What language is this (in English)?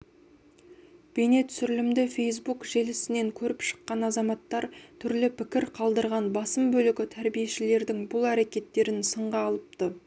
Kazakh